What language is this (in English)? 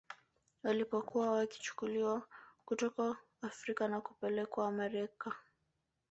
Swahili